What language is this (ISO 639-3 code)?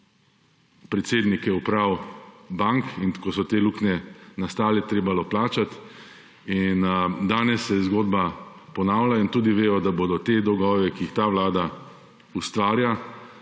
slv